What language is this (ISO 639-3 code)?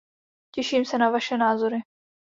ces